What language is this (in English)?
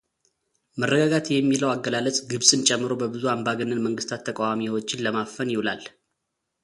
Amharic